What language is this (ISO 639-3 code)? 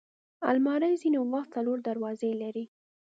pus